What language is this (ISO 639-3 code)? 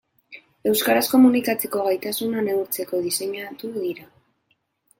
eus